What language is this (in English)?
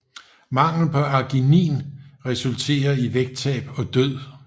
Danish